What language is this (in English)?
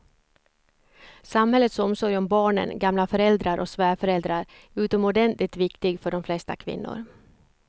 Swedish